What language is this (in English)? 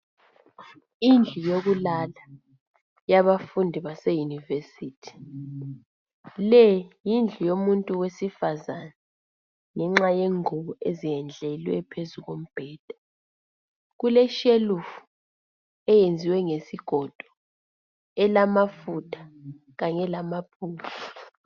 North Ndebele